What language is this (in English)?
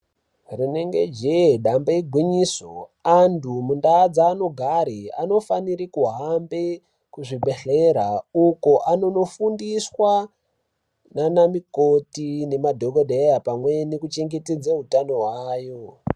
Ndau